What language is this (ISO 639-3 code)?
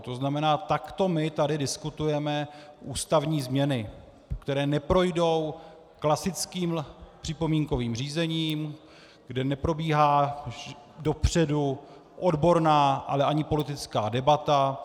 ces